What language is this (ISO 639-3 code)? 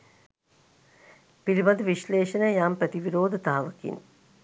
sin